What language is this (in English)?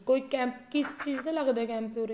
Punjabi